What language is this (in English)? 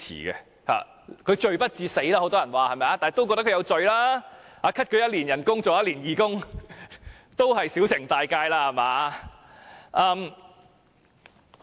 Cantonese